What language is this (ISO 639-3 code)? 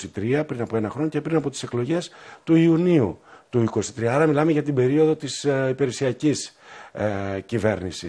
ell